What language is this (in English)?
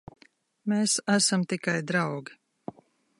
Latvian